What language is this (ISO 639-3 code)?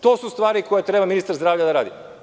srp